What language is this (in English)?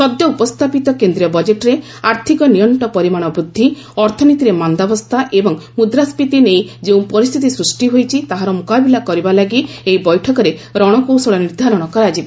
Odia